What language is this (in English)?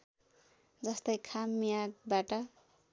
Nepali